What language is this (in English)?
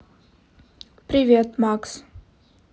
Russian